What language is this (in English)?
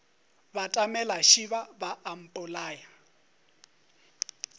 Northern Sotho